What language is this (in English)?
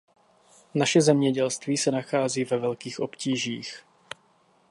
Czech